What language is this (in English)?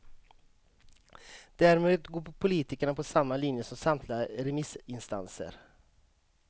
Swedish